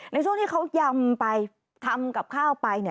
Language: Thai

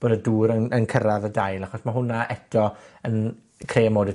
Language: Welsh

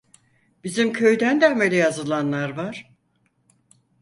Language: Turkish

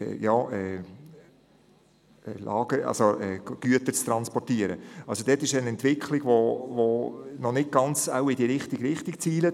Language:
Swiss German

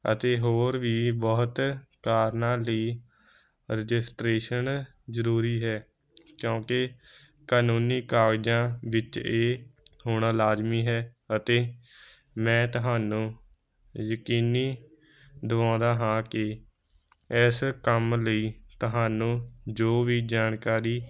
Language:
Punjabi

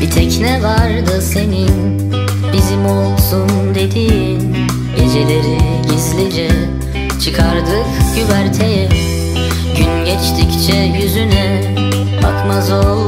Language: Turkish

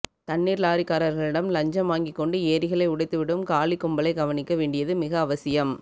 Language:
Tamil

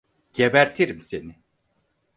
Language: Turkish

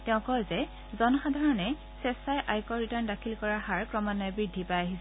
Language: Assamese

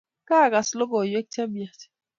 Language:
Kalenjin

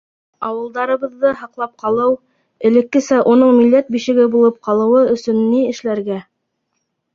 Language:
Bashkir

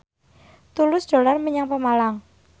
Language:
Javanese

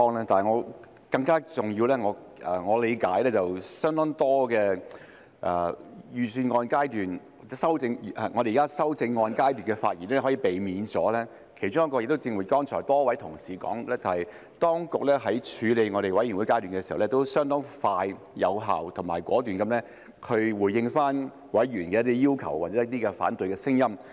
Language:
Cantonese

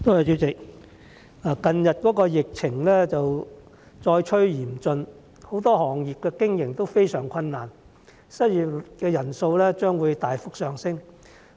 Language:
Cantonese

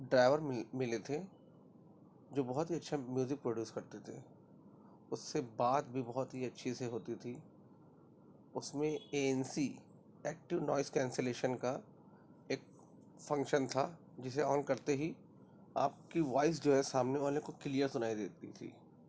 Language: Urdu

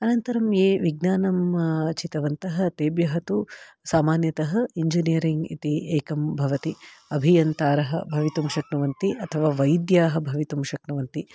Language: Sanskrit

